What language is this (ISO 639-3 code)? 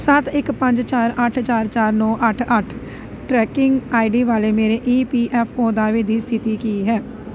pan